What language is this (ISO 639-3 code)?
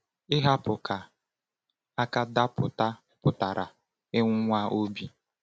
ibo